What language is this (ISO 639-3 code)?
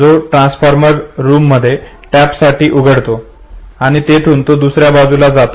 mar